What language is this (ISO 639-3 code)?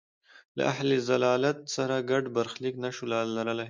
pus